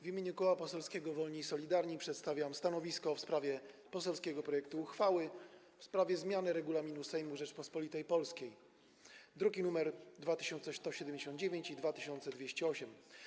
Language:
Polish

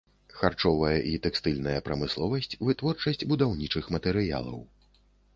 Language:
Belarusian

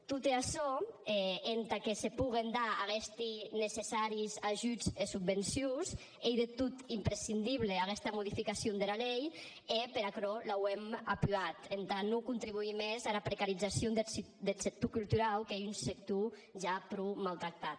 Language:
Catalan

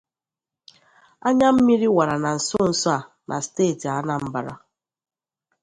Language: Igbo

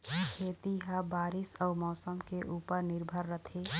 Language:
Chhattisgarhi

